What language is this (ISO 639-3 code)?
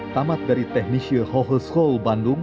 ind